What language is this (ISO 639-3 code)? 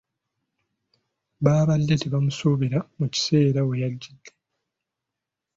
lug